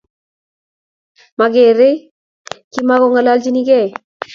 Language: Kalenjin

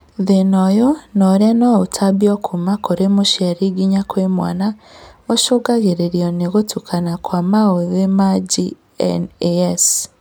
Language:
Kikuyu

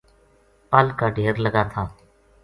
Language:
Gujari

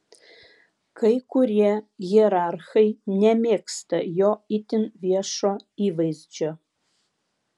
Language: Lithuanian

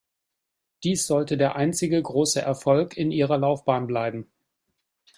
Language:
German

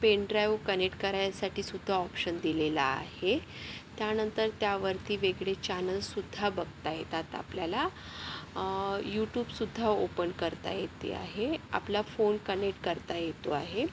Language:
Marathi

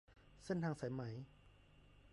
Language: Thai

